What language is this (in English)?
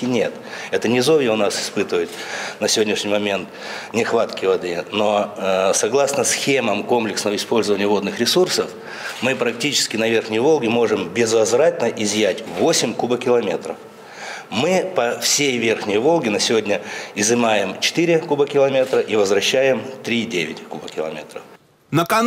Russian